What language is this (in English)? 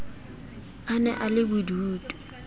Southern Sotho